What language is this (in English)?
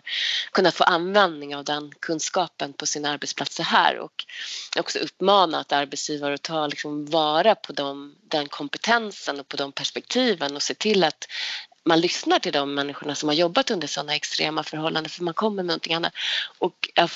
Swedish